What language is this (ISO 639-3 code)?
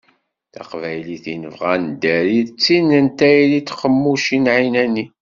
kab